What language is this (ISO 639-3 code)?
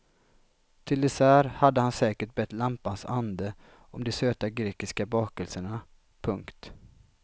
swe